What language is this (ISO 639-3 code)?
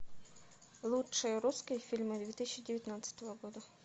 rus